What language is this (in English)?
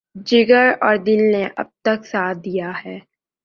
Urdu